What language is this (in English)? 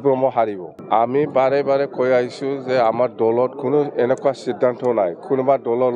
Bangla